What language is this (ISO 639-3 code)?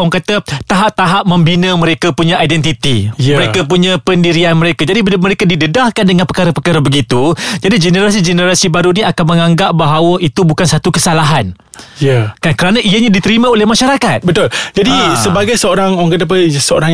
msa